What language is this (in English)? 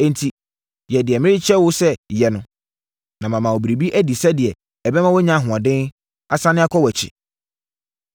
Akan